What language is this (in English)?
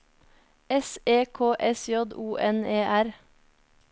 Norwegian